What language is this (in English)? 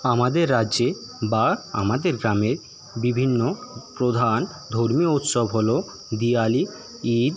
Bangla